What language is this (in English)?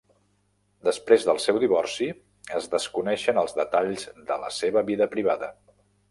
Catalan